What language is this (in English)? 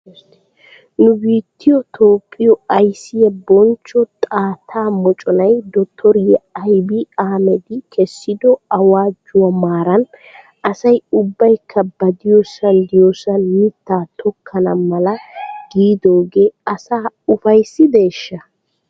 Wolaytta